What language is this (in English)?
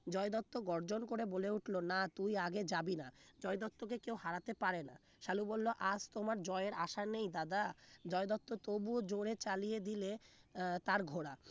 Bangla